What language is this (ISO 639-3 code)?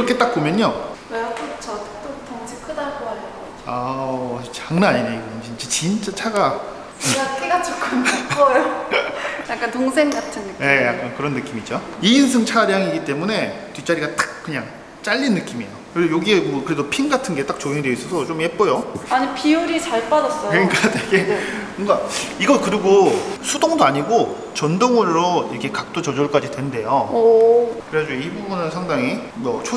kor